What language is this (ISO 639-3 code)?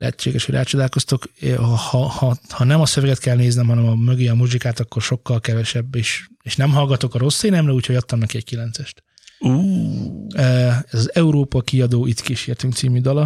hun